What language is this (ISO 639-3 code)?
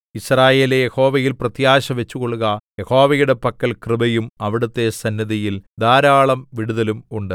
mal